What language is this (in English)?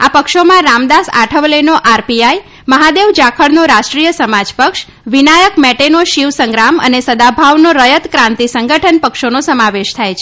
Gujarati